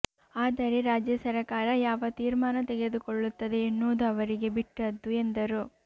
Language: Kannada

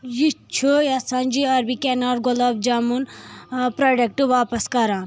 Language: Kashmiri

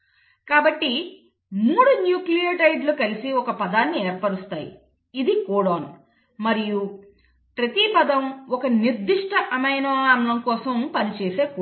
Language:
Telugu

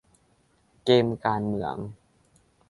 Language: Thai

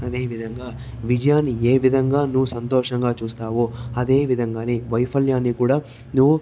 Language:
Telugu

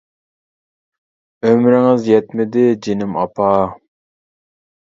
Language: Uyghur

